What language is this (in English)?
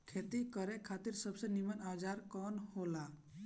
Bhojpuri